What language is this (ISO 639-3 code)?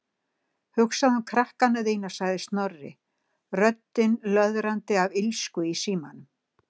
isl